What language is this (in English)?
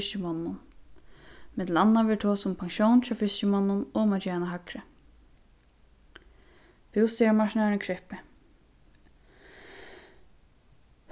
Faroese